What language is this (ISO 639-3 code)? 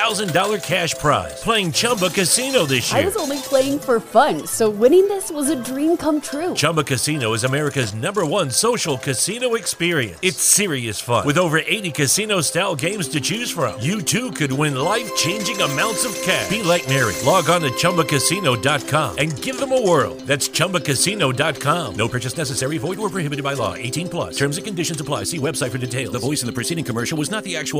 por